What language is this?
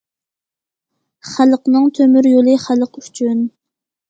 Uyghur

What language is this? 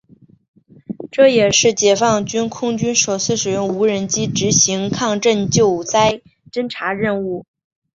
Chinese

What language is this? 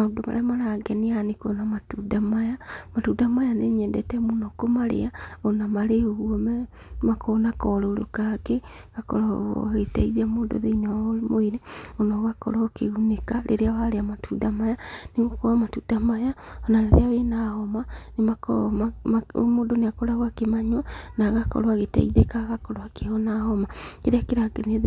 Kikuyu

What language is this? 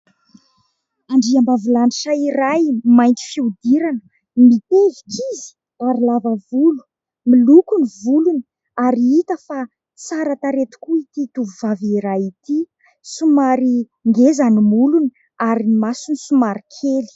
Malagasy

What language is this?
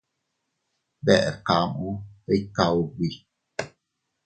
Teutila Cuicatec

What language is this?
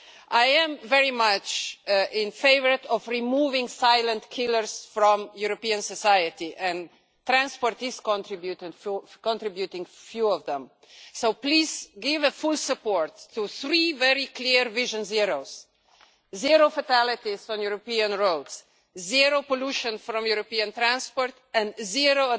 English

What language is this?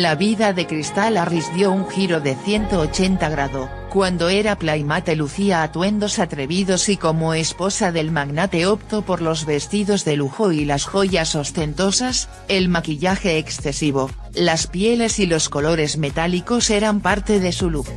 Spanish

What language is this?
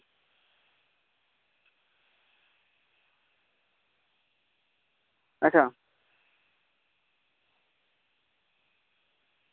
Dogri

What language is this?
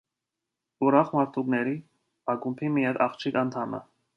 Armenian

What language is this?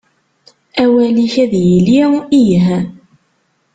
Kabyle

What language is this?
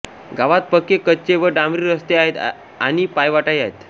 Marathi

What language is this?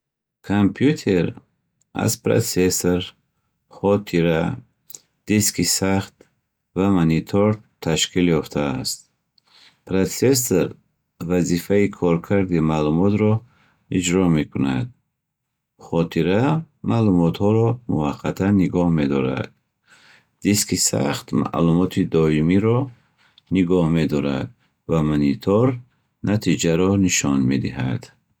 Bukharic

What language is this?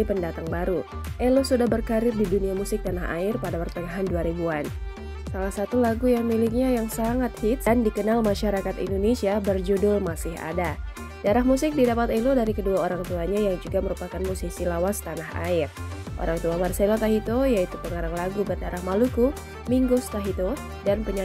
Indonesian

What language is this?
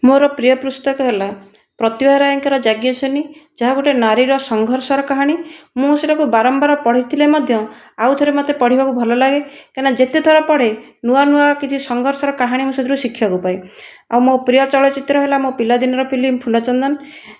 Odia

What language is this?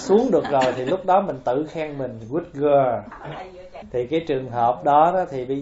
Vietnamese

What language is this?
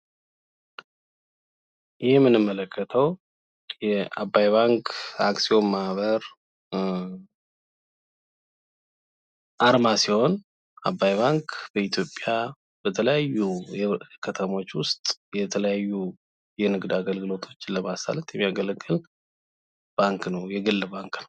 Amharic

